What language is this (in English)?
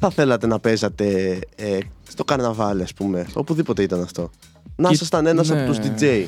Greek